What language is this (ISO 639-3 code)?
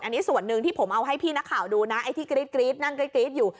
tha